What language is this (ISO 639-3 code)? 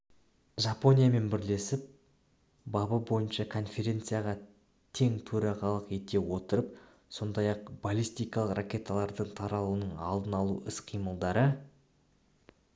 kaz